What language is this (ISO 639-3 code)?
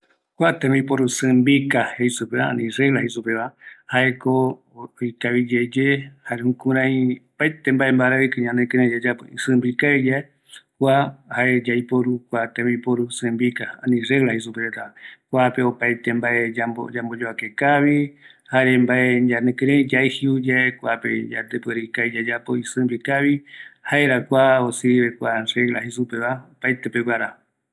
gui